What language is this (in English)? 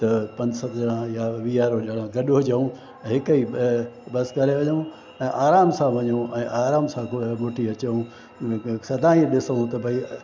Sindhi